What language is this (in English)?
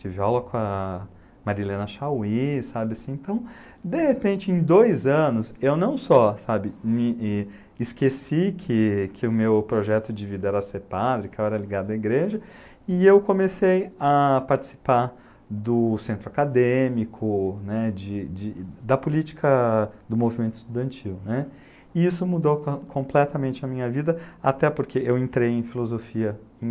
Portuguese